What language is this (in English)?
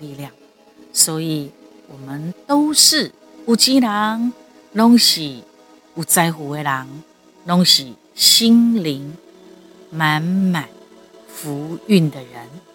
Chinese